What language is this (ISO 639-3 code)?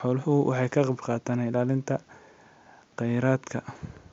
som